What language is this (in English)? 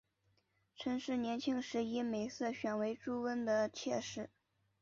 Chinese